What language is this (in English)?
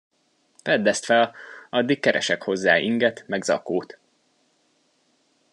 Hungarian